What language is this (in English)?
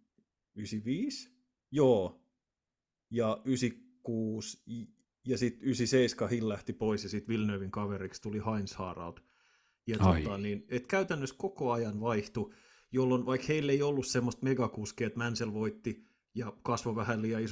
Finnish